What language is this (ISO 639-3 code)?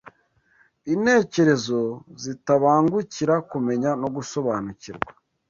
kin